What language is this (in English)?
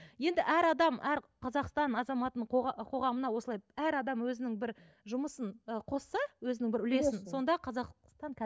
Kazakh